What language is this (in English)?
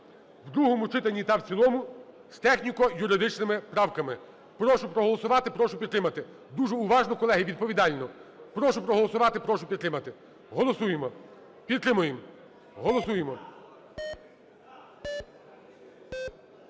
Ukrainian